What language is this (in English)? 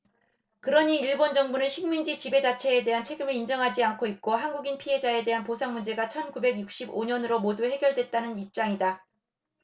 Korean